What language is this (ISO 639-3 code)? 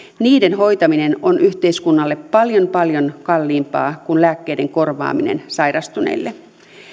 fin